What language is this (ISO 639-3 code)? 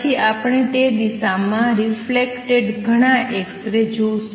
guj